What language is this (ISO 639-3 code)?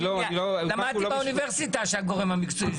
heb